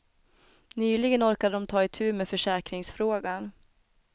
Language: Swedish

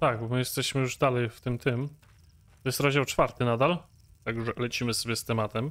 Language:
Polish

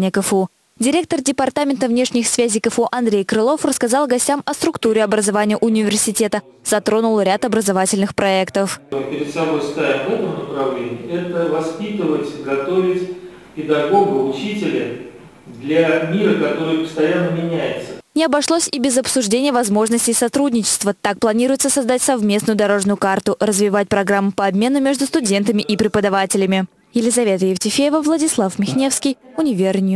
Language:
Russian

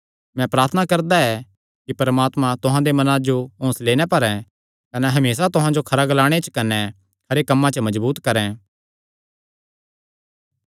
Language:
Kangri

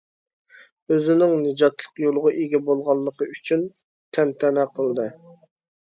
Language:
Uyghur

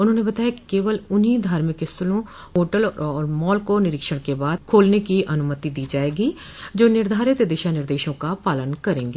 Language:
Hindi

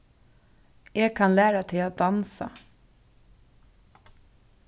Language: Faroese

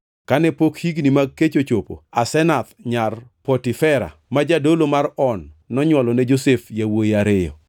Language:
Luo (Kenya and Tanzania)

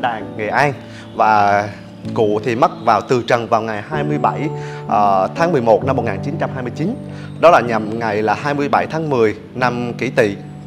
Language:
Vietnamese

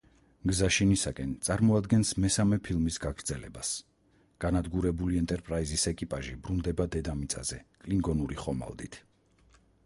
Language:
Georgian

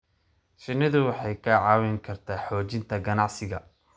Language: Somali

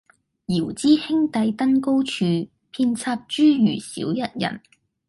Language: Cantonese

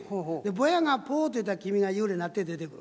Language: Japanese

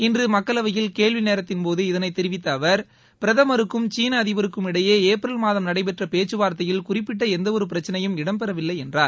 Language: Tamil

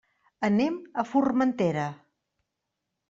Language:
Catalan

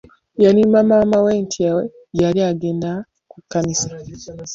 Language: Ganda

